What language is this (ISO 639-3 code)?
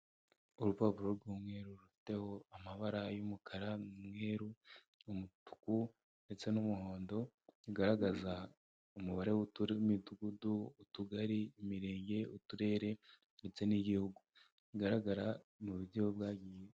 kin